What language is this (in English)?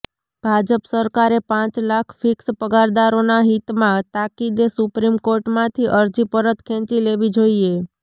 Gujarati